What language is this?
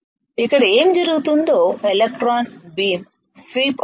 Telugu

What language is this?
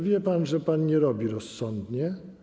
Polish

